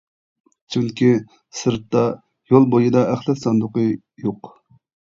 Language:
Uyghur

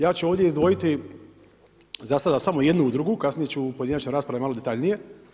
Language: Croatian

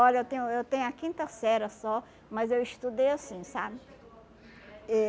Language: Portuguese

